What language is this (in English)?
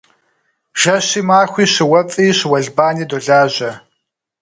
Kabardian